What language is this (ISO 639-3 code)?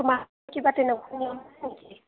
asm